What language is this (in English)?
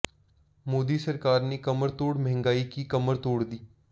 Hindi